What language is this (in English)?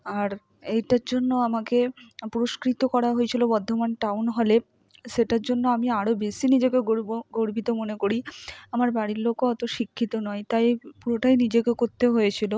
Bangla